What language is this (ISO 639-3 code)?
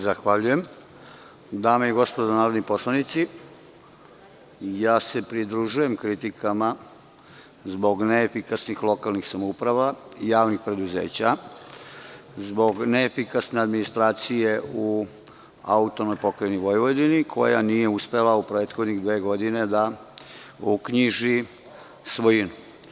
srp